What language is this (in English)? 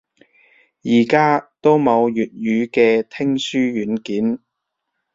Cantonese